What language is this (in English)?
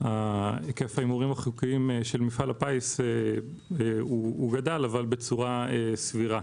Hebrew